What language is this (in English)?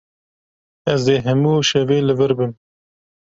Kurdish